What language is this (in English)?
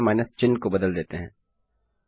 Hindi